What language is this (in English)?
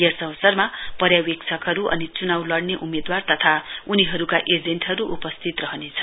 Nepali